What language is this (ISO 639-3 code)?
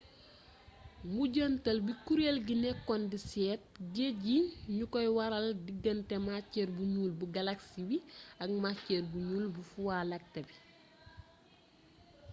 wol